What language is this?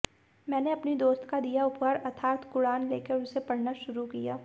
Hindi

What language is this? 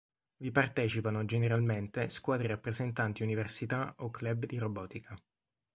Italian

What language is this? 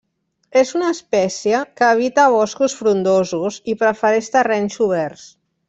Catalan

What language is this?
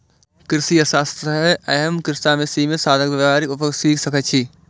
Maithili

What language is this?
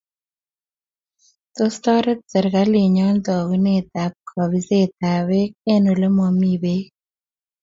Kalenjin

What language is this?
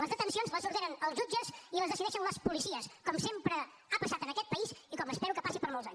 Catalan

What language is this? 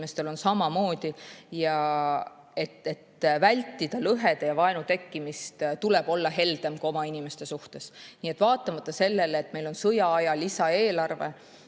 Estonian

